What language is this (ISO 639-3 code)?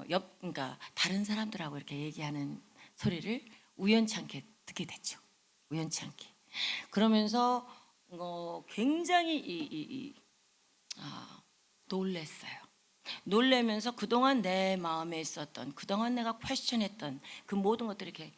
kor